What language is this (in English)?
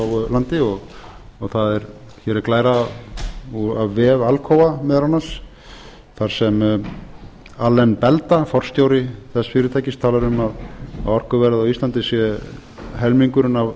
Icelandic